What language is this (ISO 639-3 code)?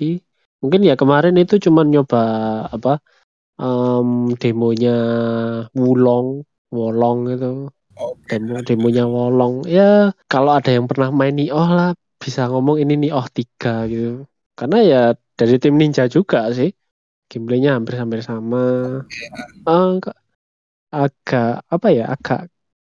ind